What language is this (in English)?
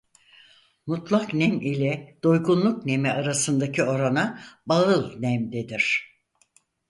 Turkish